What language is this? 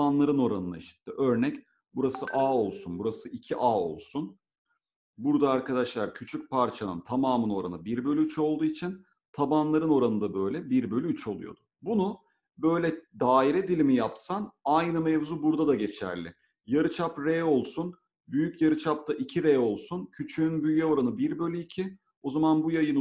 Turkish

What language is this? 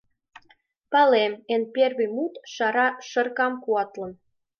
Mari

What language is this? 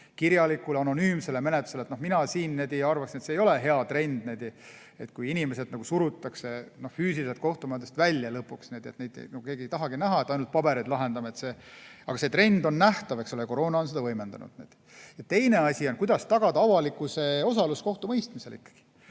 Estonian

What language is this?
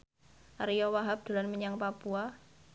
Javanese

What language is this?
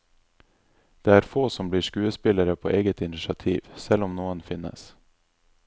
Norwegian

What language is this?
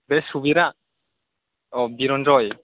Bodo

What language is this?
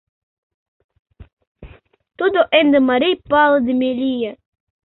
Mari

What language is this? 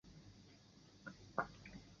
Chinese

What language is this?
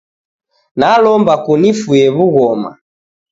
Taita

